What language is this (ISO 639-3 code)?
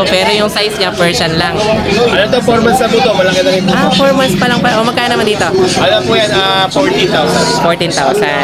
fil